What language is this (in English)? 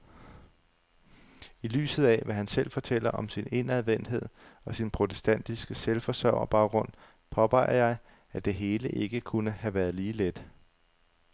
Danish